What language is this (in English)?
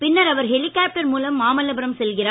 Tamil